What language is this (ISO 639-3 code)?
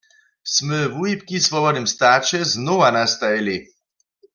hsb